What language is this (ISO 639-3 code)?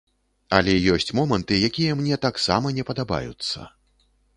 bel